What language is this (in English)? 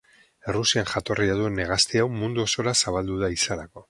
Basque